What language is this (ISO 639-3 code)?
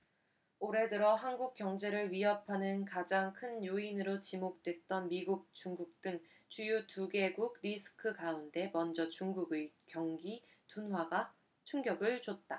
kor